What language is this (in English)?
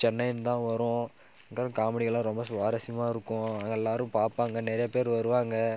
Tamil